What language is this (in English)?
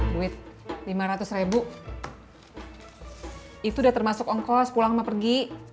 Indonesian